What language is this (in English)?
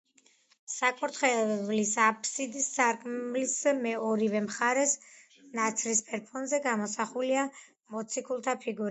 Georgian